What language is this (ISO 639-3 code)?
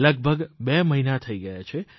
guj